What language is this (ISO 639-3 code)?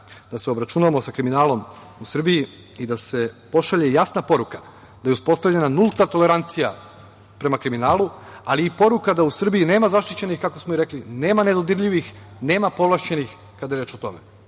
srp